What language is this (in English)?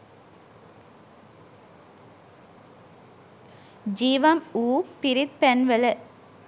Sinhala